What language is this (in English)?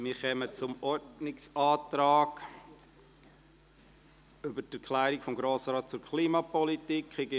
Swiss German